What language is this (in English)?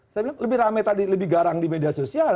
Indonesian